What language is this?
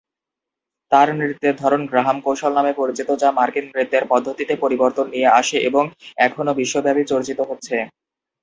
Bangla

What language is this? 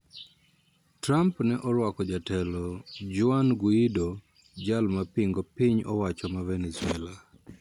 Luo (Kenya and Tanzania)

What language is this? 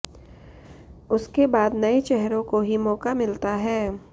Hindi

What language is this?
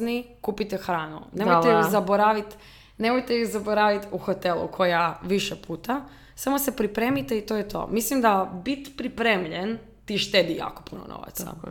Croatian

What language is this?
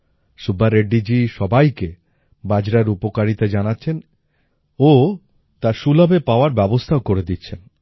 Bangla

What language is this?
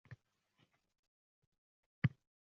Uzbek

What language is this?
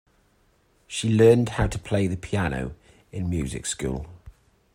English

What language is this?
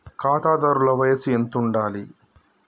Telugu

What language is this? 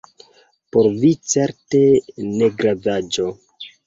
Esperanto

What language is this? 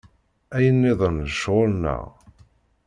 Kabyle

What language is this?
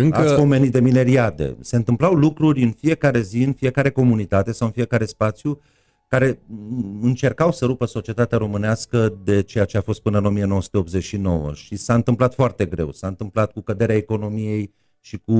Romanian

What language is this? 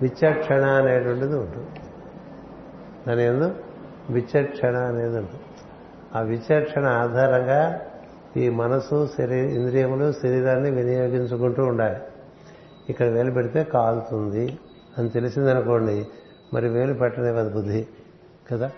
Telugu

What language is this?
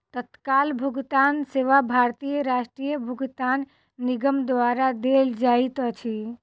Maithili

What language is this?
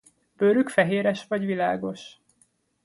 Hungarian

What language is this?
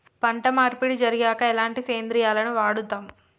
Telugu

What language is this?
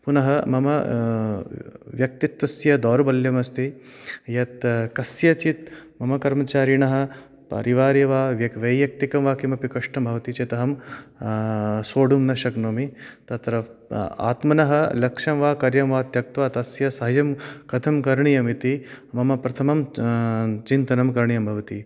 Sanskrit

